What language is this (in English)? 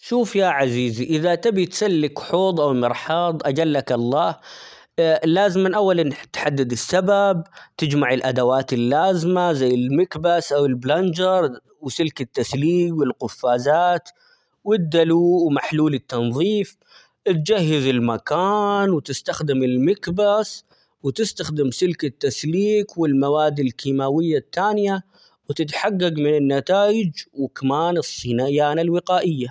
Omani Arabic